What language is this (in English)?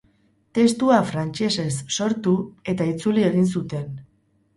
Basque